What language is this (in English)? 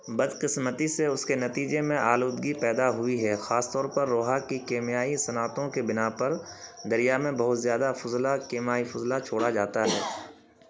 Urdu